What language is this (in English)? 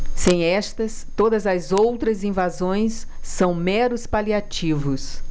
Portuguese